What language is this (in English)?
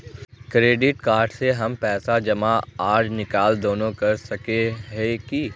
Magahi